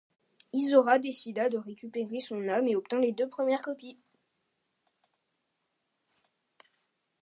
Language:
French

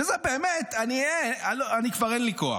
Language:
Hebrew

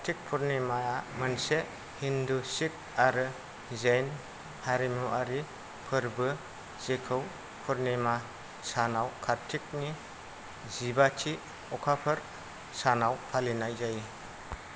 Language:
Bodo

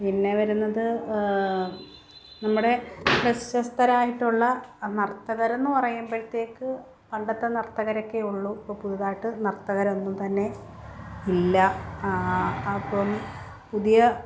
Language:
Malayalam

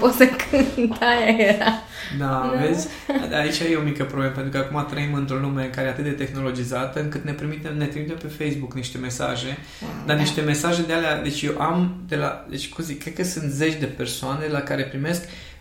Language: Romanian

